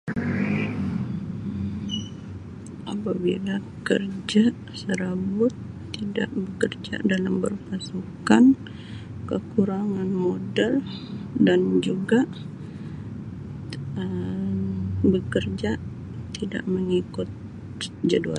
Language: Sabah Malay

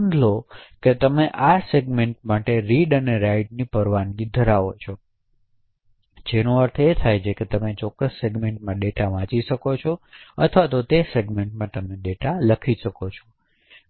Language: Gujarati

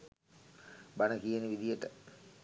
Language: Sinhala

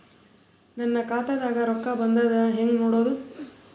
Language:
Kannada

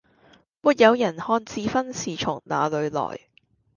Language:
Cantonese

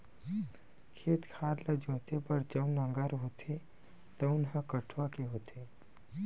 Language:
Chhattisgarhi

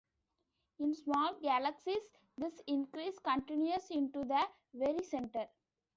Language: English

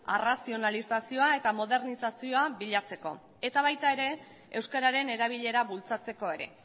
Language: Basque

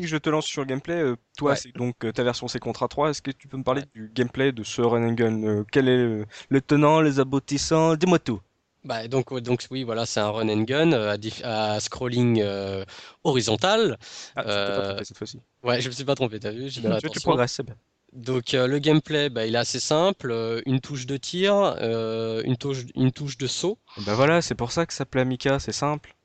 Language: French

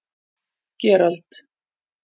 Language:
Icelandic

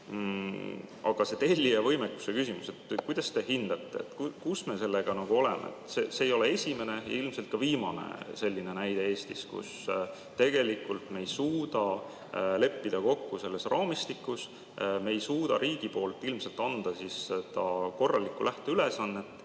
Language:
Estonian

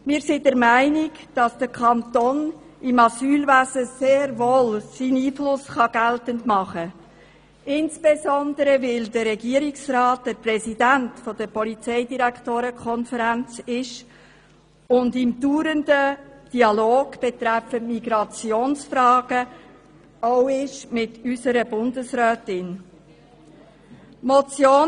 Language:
Swiss German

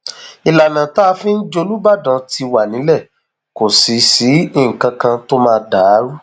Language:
Yoruba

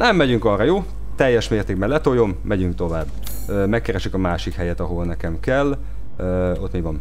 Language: Hungarian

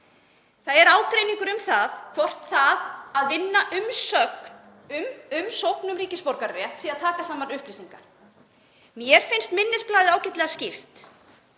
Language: Icelandic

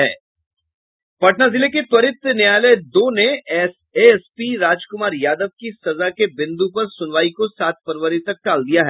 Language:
Hindi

